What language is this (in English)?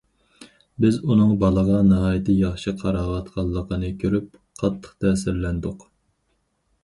Uyghur